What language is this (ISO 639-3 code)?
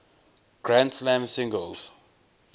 eng